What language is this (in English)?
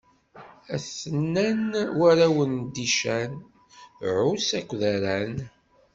Kabyle